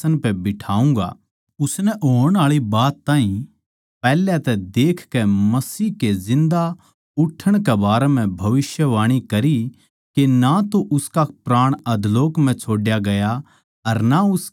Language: Haryanvi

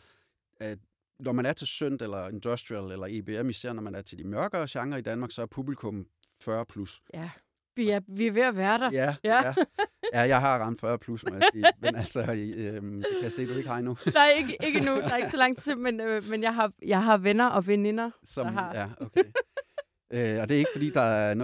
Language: Danish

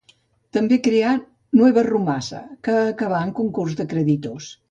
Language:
Catalan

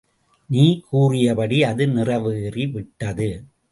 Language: Tamil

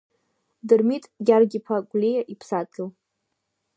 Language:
Abkhazian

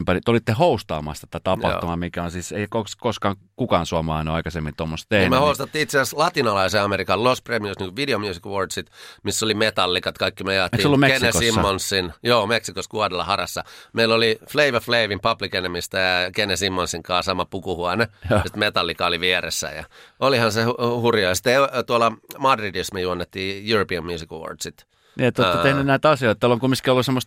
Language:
Finnish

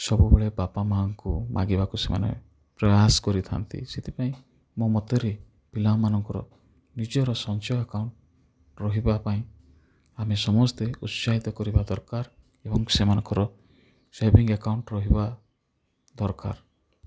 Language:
Odia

